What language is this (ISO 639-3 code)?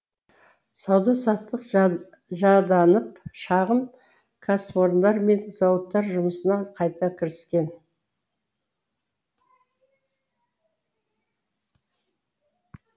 kaz